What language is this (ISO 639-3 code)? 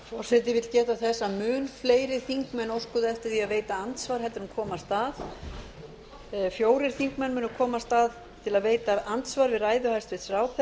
isl